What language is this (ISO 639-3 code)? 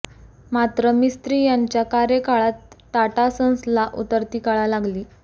mar